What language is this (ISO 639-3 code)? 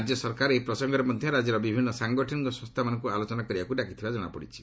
ori